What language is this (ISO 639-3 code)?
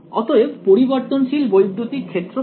ben